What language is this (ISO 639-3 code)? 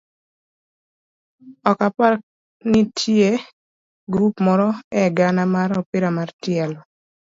luo